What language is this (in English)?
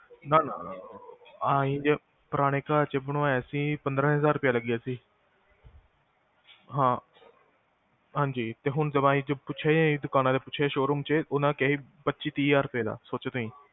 Punjabi